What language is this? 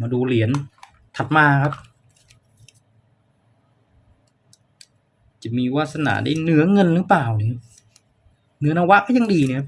Thai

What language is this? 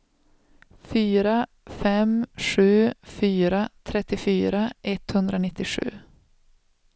Swedish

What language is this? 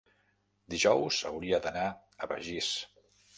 Catalan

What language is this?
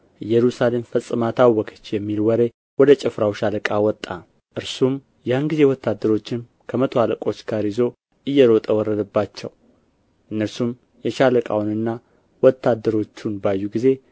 Amharic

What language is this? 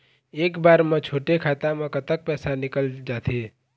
Chhattisgarhi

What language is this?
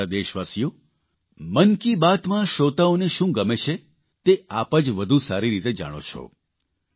Gujarati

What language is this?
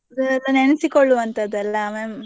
Kannada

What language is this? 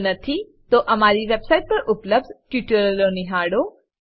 Gujarati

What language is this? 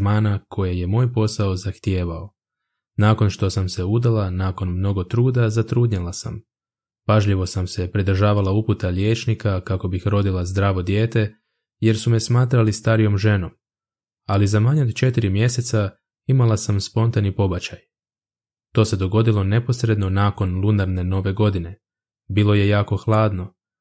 Croatian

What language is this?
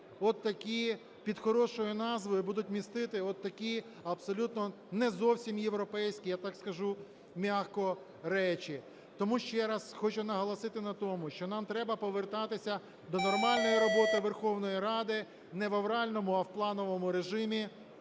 Ukrainian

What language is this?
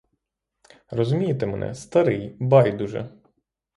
Ukrainian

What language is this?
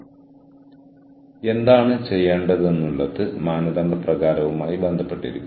Malayalam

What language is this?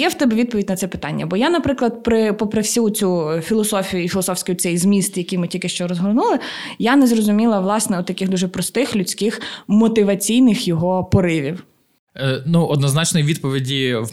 Ukrainian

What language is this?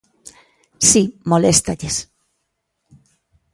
Galician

